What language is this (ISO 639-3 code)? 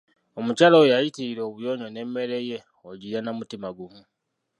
lug